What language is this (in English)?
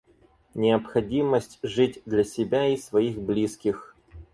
Russian